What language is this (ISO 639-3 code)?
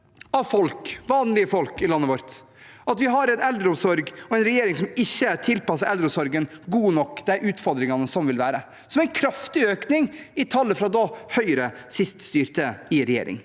nor